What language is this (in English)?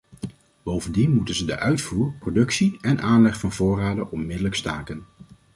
Dutch